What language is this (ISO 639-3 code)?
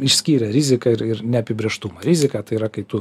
lit